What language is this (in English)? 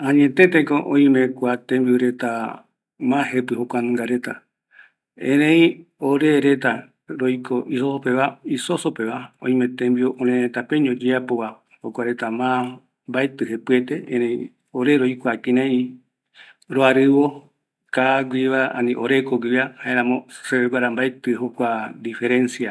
Eastern Bolivian Guaraní